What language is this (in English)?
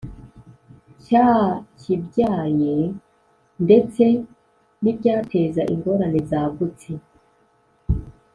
Kinyarwanda